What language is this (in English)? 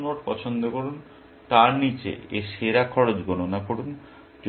Bangla